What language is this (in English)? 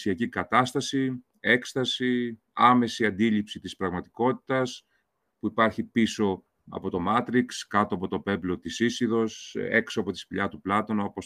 Greek